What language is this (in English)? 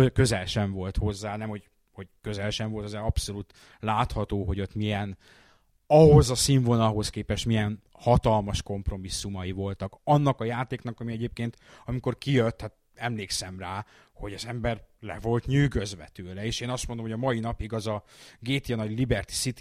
Hungarian